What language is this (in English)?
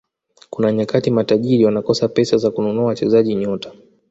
Swahili